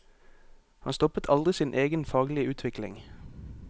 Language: Norwegian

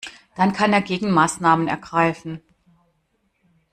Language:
German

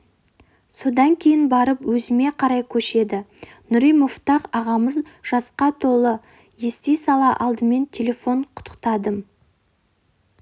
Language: Kazakh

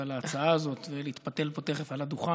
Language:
Hebrew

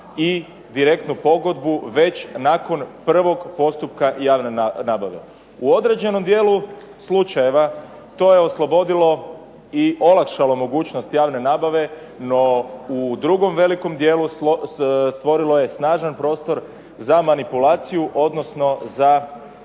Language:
Croatian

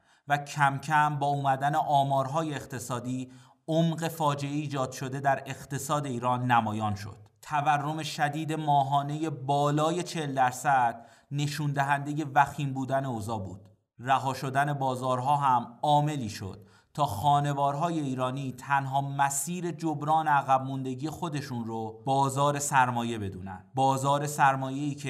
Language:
Persian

